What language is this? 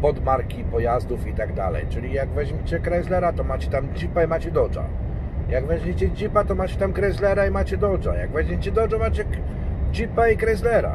Polish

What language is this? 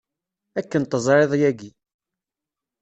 Kabyle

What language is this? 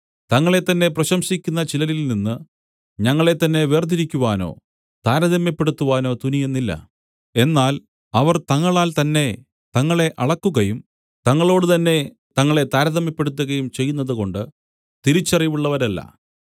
Malayalam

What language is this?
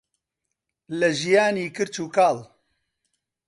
Central Kurdish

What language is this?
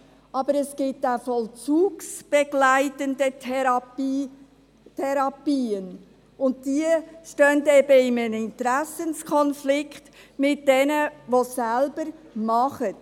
Swiss German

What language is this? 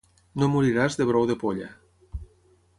Catalan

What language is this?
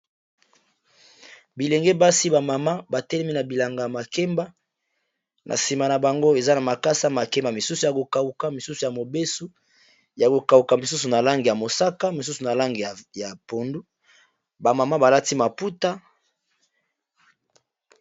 Lingala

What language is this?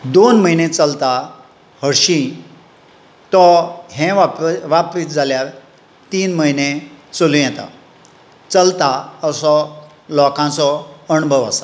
Konkani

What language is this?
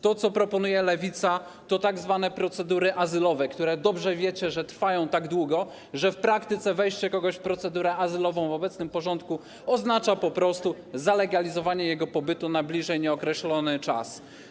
Polish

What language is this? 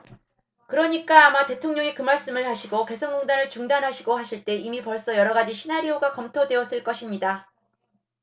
Korean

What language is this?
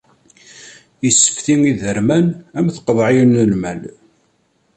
Kabyle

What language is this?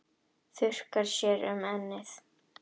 Icelandic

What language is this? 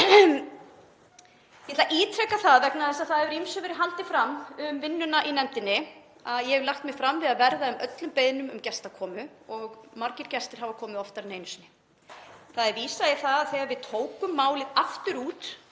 Icelandic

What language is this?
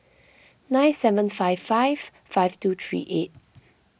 English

